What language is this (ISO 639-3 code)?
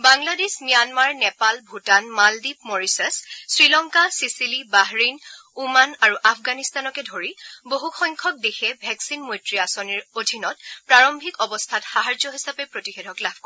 asm